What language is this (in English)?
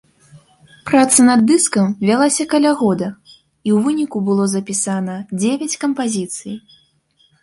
Belarusian